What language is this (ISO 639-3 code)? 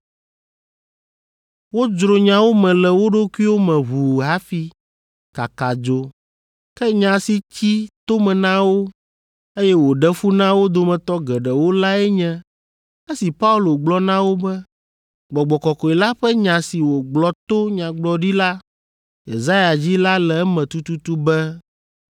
ewe